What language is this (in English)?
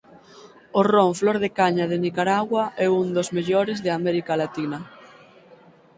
Galician